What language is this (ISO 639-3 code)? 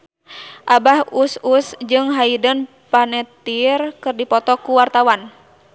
sun